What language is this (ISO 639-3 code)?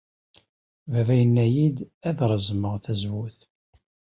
kab